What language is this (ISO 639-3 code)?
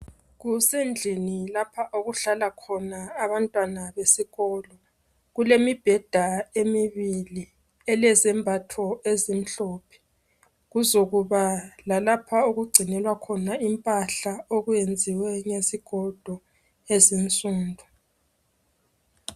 nde